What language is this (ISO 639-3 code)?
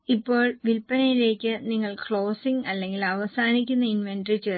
mal